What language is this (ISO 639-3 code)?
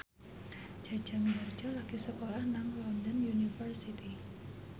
jav